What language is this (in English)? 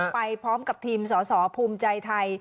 Thai